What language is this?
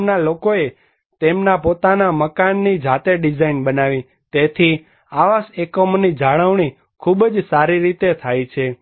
Gujarati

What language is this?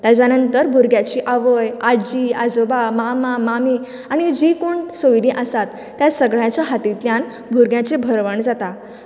Konkani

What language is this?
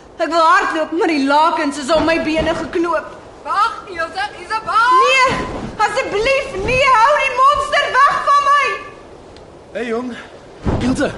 Dutch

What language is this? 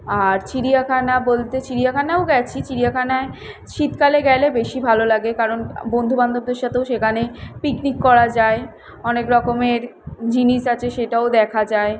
Bangla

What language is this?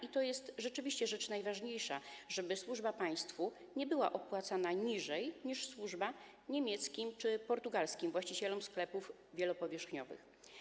Polish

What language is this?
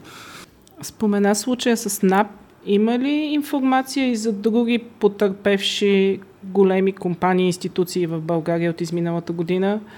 Bulgarian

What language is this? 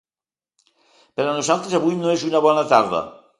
Catalan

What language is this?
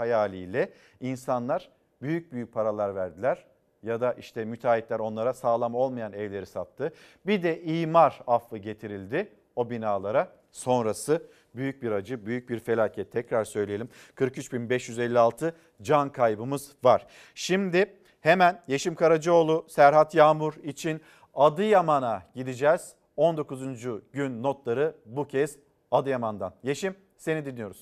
Turkish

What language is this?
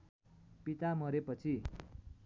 Nepali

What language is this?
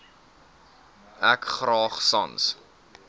Afrikaans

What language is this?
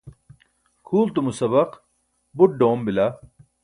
Burushaski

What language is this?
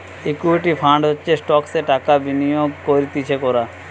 Bangla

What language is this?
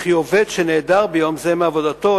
Hebrew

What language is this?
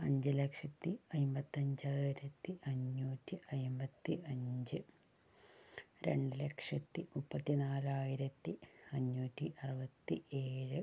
Malayalam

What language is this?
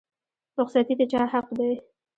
Pashto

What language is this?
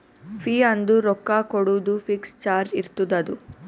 Kannada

